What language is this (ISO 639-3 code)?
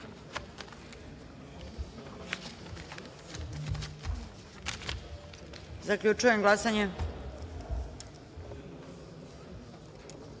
srp